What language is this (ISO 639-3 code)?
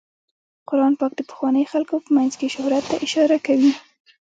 pus